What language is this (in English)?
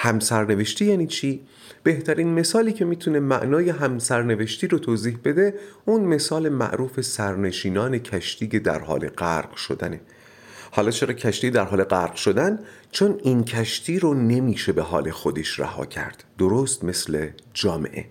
Persian